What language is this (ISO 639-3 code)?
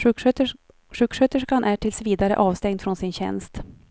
swe